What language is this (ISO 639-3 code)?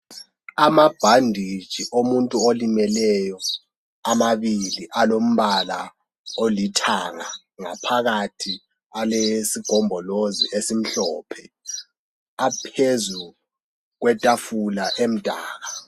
nde